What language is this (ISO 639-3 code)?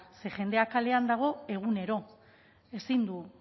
eus